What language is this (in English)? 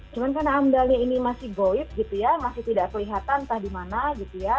Indonesian